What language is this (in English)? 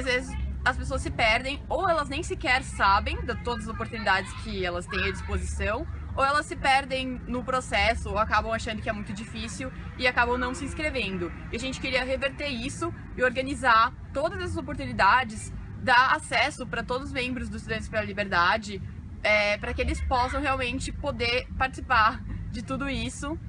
Portuguese